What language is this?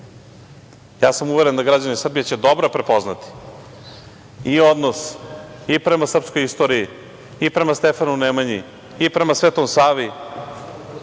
Serbian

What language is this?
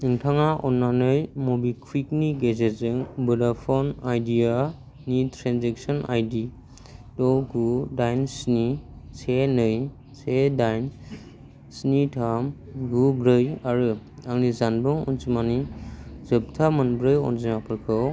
Bodo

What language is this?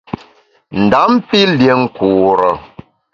Bamun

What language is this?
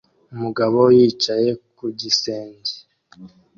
Kinyarwanda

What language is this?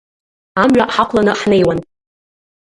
Abkhazian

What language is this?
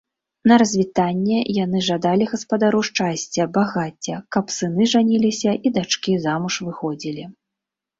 Belarusian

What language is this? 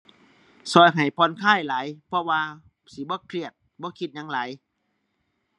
Thai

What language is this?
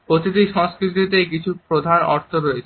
Bangla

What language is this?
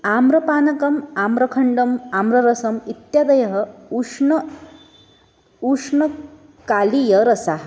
Sanskrit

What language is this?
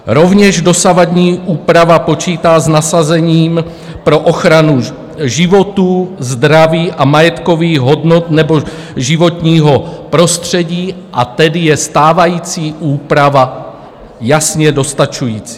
Czech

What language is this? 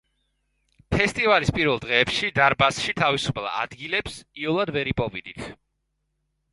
Georgian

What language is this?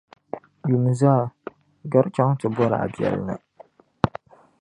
Dagbani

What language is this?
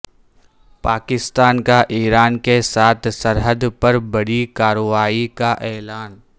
Urdu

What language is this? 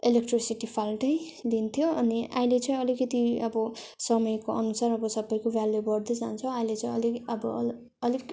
Nepali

